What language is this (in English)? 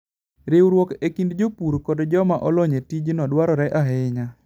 Luo (Kenya and Tanzania)